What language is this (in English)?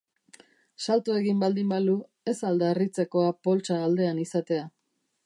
Basque